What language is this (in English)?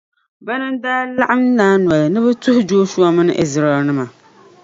Dagbani